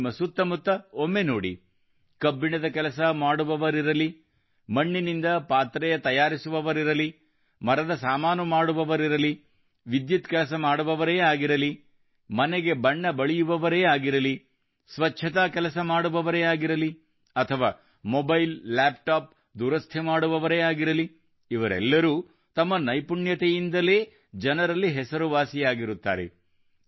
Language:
Kannada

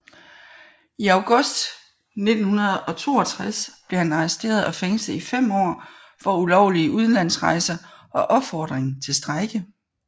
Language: Danish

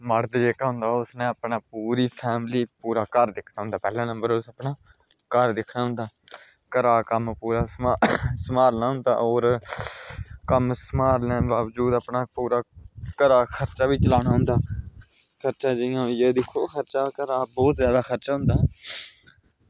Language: Dogri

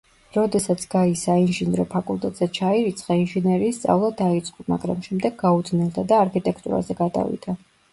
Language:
Georgian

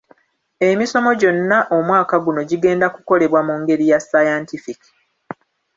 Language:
Ganda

